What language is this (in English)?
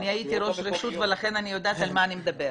Hebrew